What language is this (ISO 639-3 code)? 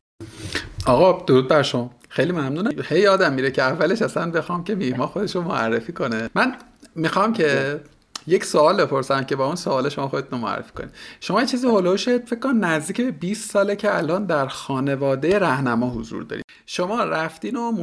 fas